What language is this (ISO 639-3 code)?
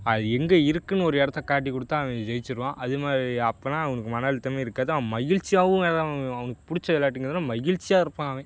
tam